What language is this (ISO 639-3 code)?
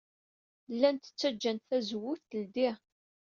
kab